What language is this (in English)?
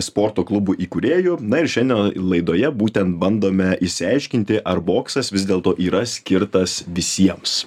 Lithuanian